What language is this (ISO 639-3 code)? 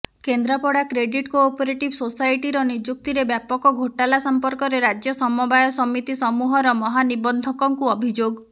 ori